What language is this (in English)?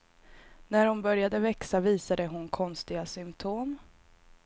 Swedish